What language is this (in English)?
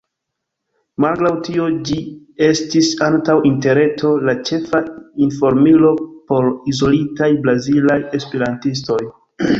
Esperanto